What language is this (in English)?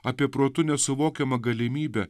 Lithuanian